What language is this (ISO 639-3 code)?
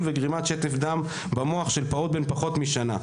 heb